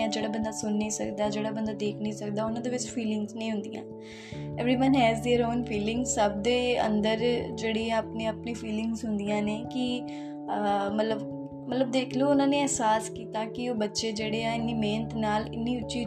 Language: Punjabi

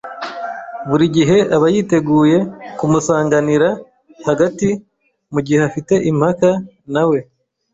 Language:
Kinyarwanda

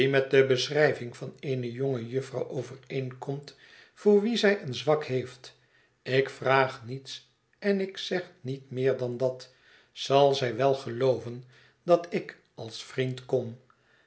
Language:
Dutch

